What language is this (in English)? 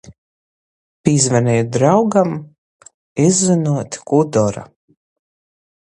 Latgalian